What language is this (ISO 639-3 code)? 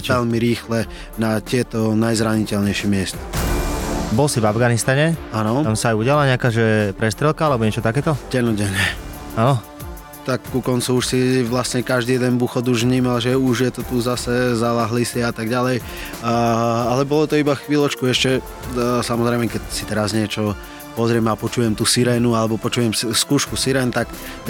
slk